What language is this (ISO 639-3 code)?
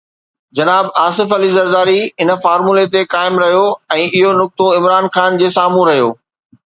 snd